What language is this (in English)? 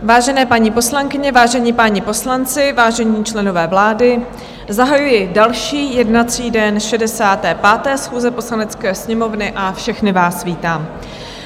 Czech